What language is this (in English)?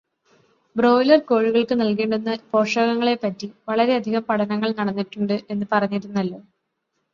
Malayalam